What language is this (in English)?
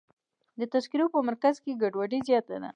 Pashto